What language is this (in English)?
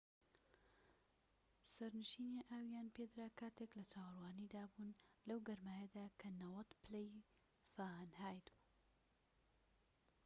Central Kurdish